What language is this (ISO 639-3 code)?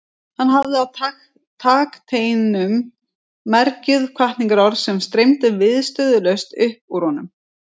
isl